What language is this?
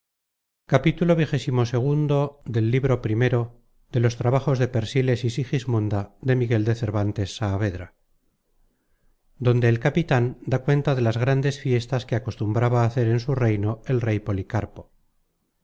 Spanish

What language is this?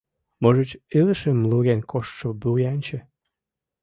Mari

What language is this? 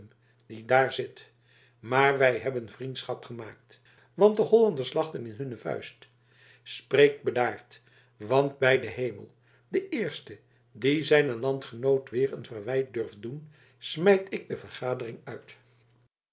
Dutch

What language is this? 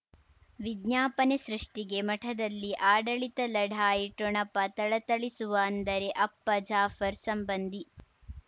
Kannada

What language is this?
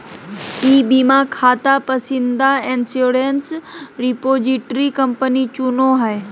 Magahi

